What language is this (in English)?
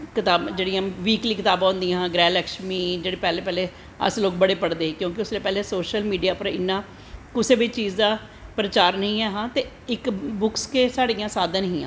Dogri